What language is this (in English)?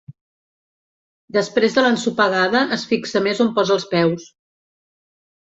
Catalan